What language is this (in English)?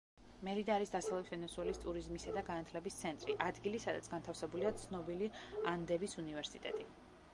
Georgian